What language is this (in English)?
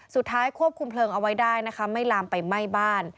Thai